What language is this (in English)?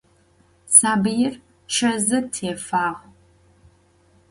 Adyghe